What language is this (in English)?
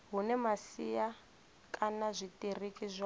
Venda